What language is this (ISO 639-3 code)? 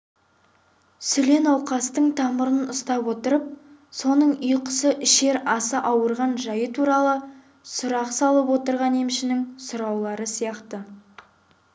kaz